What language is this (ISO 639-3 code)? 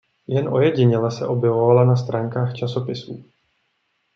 ces